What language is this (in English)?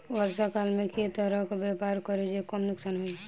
Maithili